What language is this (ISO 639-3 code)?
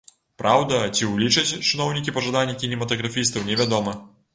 bel